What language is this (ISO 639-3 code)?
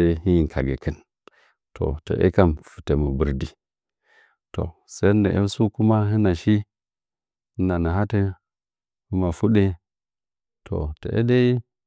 nja